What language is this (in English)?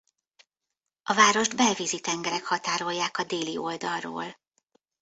Hungarian